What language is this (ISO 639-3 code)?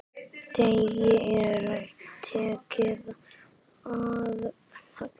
isl